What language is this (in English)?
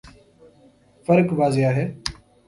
Urdu